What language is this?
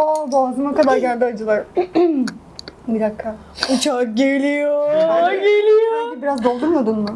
Turkish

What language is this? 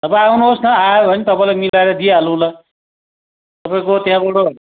Nepali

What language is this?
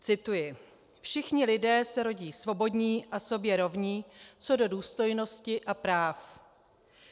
Czech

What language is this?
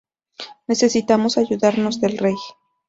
Spanish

